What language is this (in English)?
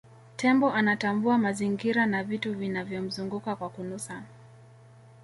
Swahili